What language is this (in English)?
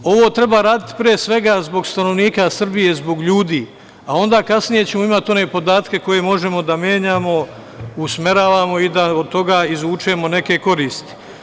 Serbian